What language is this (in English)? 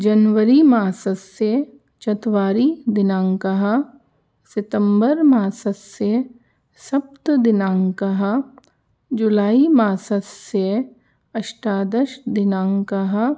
Sanskrit